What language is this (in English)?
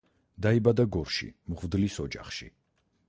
Georgian